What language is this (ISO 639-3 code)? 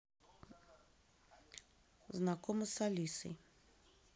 rus